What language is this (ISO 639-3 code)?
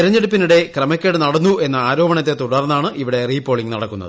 mal